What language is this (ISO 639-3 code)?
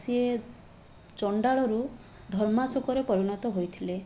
ori